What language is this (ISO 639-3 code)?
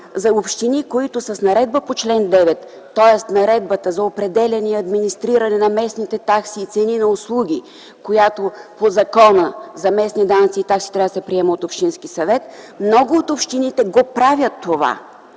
bul